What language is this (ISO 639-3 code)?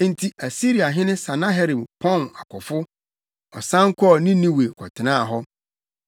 aka